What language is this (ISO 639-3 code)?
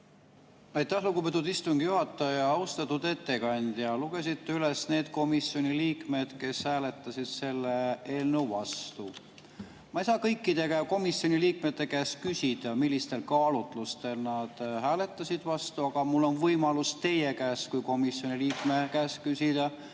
est